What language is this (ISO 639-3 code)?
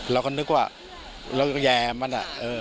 tha